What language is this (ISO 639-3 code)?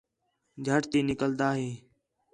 xhe